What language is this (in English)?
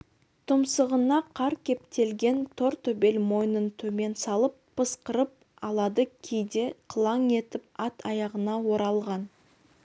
Kazakh